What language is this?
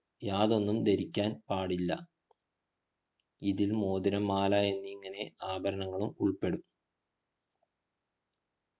Malayalam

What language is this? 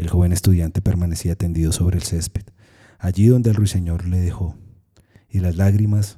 Spanish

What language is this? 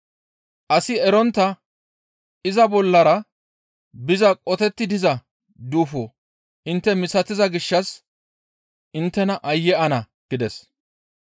Gamo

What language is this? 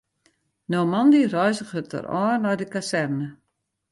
Western Frisian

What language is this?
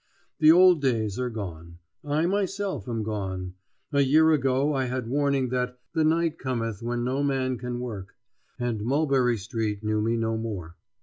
English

